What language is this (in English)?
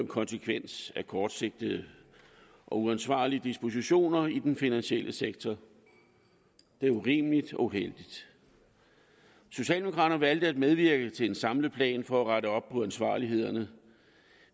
Danish